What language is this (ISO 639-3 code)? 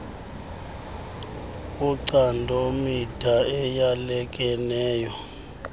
xho